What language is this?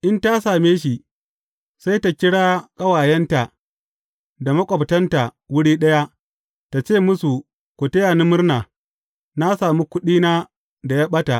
Hausa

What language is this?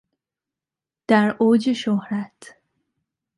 Persian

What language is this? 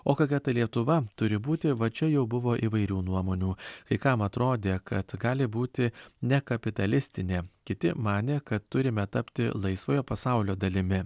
Lithuanian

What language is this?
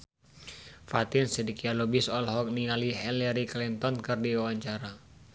Sundanese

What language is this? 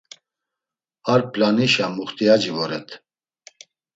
Laz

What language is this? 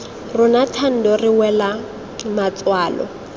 Tswana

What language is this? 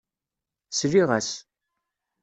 Kabyle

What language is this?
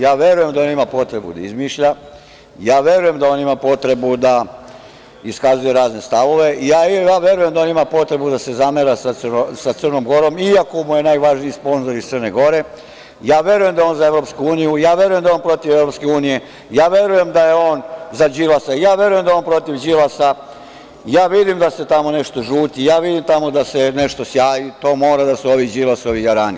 Serbian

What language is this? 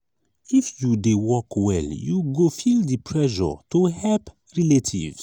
Nigerian Pidgin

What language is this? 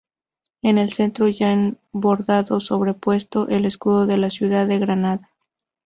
Spanish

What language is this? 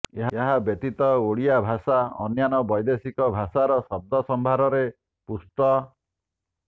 Odia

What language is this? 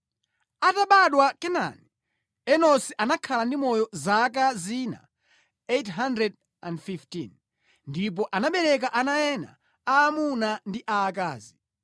Nyanja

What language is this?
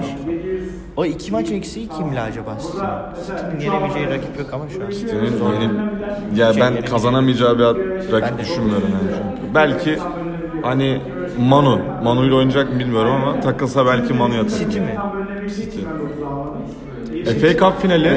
Turkish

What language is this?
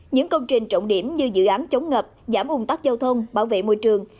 Vietnamese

